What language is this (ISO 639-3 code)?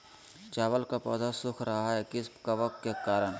mag